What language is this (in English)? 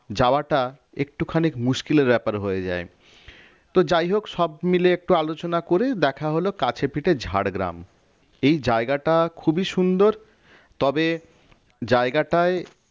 Bangla